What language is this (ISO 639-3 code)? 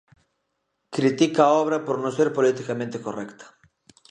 glg